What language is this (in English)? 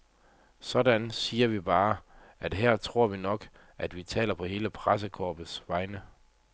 Danish